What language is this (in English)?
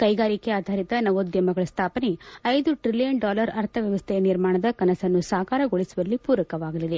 Kannada